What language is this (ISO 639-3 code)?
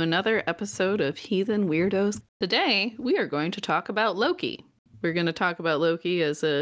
eng